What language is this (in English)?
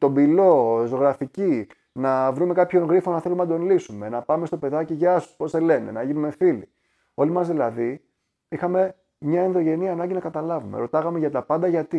Greek